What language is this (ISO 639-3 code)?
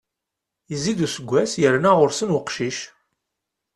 kab